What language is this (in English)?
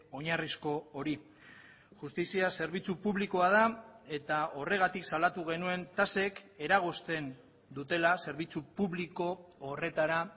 Basque